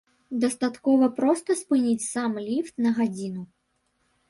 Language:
Belarusian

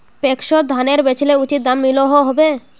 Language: Magahi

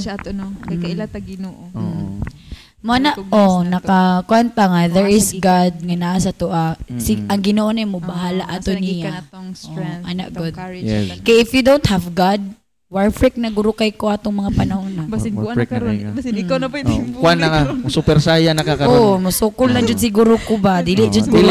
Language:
Filipino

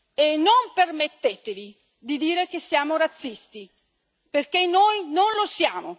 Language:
Italian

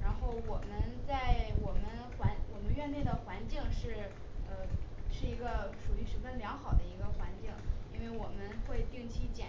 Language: Chinese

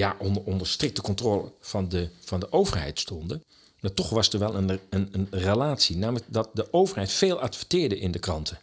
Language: Dutch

